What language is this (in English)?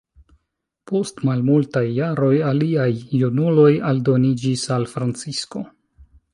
Esperanto